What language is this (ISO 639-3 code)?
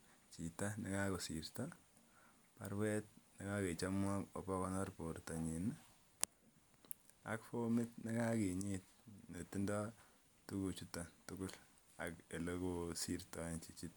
kln